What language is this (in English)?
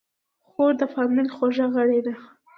Pashto